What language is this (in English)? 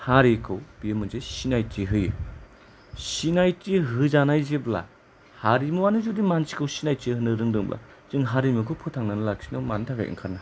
Bodo